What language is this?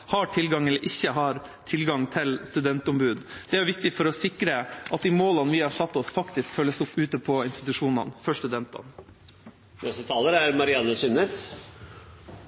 Norwegian Bokmål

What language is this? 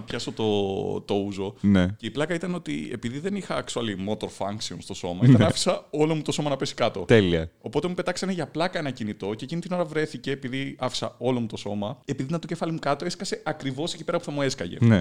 Greek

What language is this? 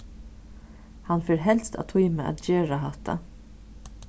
Faroese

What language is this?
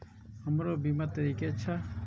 Maithili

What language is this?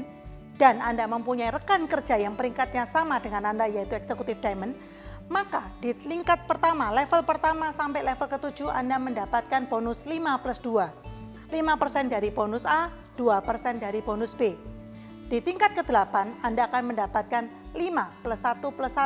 Indonesian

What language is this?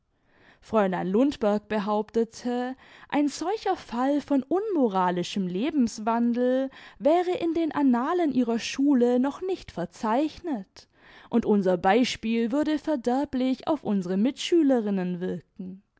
German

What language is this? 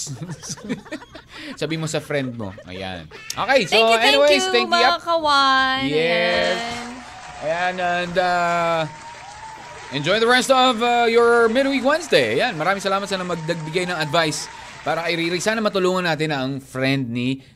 Filipino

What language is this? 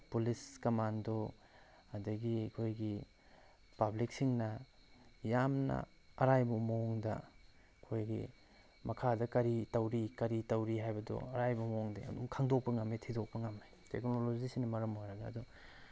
Manipuri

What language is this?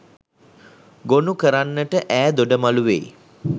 Sinhala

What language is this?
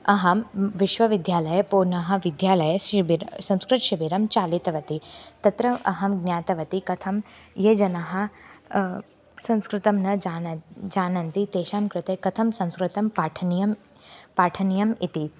Sanskrit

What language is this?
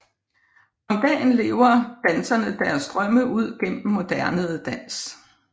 Danish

